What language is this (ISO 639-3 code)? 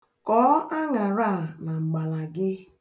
ibo